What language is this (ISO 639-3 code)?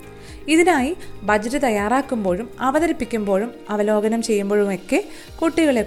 mal